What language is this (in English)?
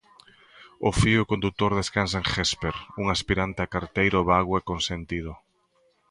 Galician